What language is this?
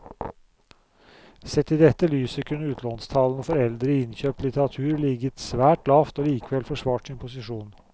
Norwegian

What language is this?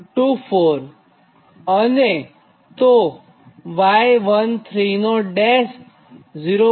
Gujarati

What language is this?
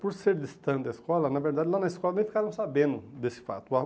Portuguese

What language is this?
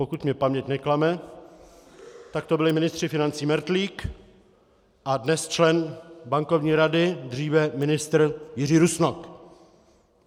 Czech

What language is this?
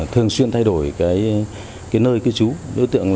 Vietnamese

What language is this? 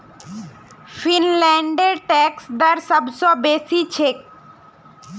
Magahi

